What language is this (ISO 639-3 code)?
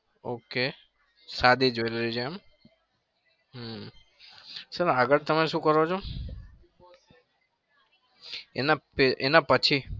guj